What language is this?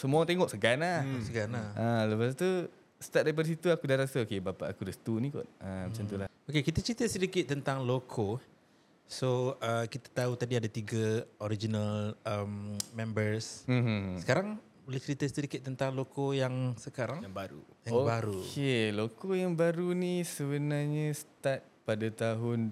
Malay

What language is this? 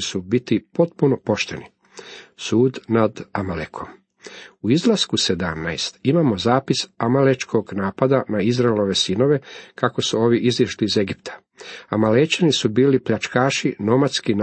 Croatian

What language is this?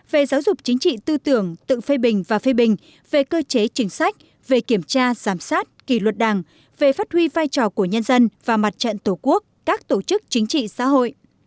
Vietnamese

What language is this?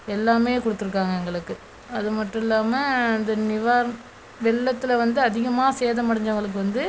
Tamil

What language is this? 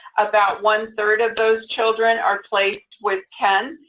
English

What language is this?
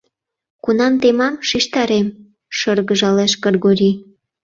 Mari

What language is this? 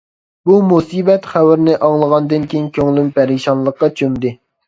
Uyghur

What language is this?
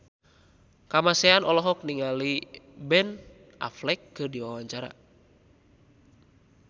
Sundanese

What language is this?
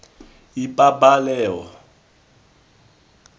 Tswana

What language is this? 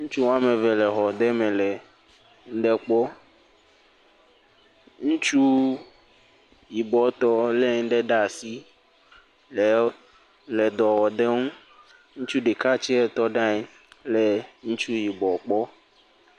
Ewe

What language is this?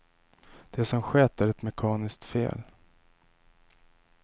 Swedish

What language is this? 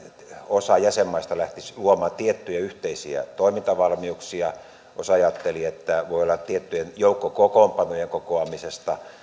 Finnish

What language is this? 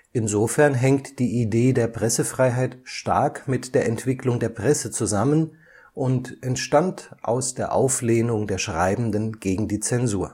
German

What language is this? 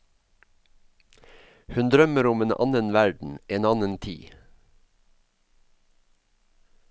Norwegian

